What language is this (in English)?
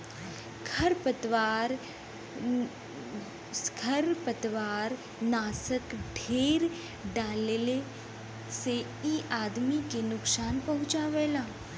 Bhojpuri